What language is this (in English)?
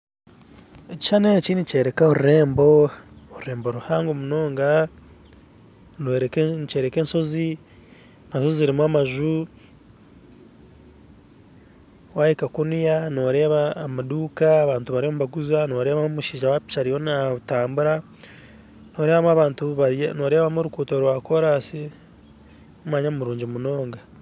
Nyankole